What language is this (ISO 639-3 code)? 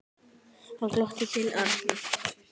isl